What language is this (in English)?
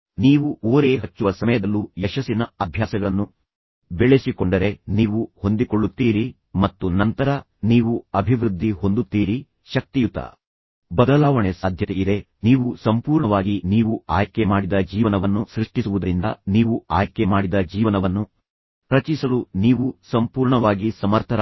Kannada